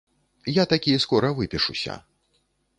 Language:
Belarusian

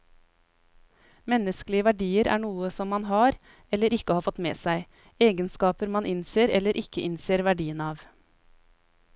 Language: Norwegian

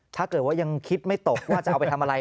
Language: Thai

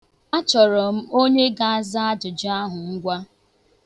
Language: Igbo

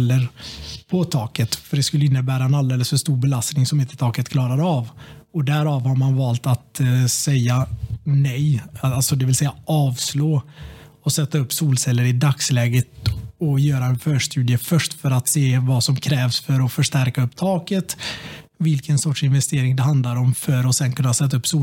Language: Swedish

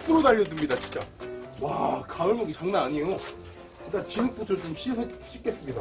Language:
Korean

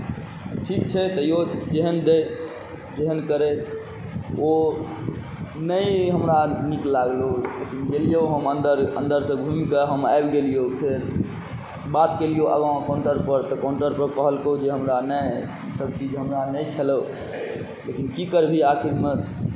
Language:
Maithili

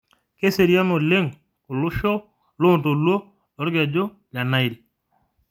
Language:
Masai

